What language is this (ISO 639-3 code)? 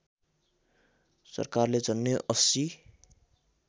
nep